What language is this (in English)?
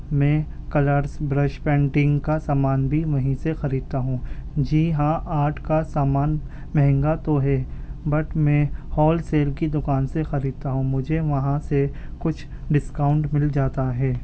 Urdu